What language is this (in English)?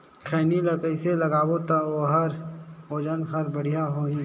Chhattisgarhi